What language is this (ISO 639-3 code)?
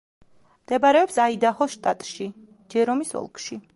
kat